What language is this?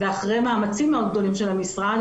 Hebrew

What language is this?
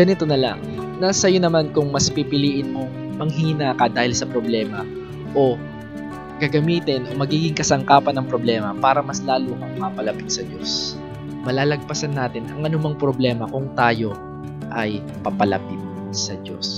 Filipino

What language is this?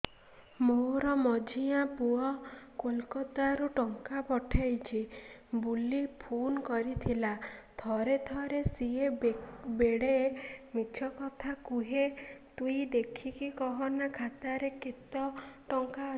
Odia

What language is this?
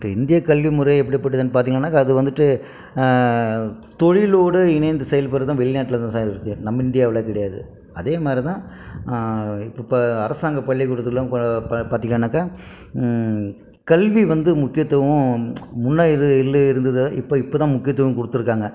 Tamil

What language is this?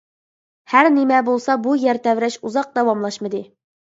Uyghur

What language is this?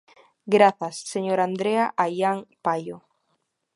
Galician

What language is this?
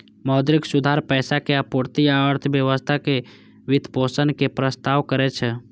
Maithili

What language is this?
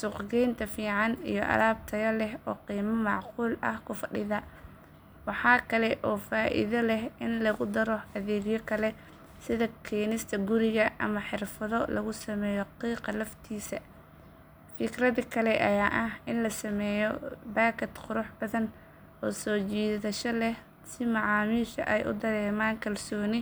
Somali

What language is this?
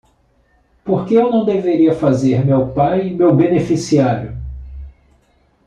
Portuguese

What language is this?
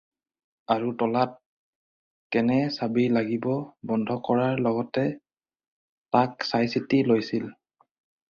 Assamese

